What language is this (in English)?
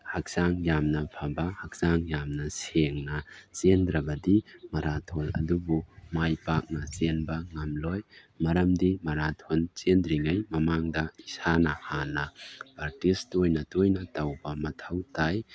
Manipuri